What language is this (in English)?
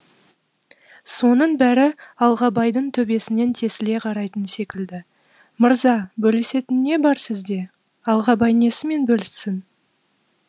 Kazakh